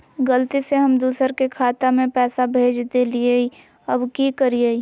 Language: Magahi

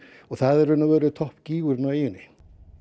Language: Icelandic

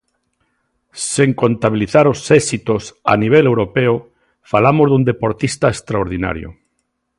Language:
Galician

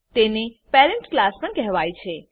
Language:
Gujarati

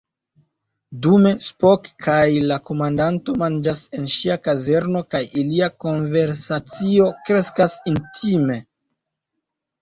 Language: Esperanto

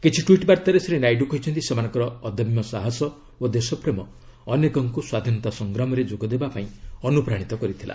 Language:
Odia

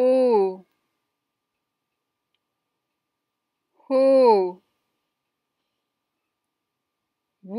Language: Spanish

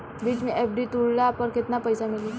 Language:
Bhojpuri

